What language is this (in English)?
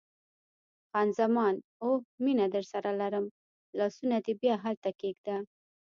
Pashto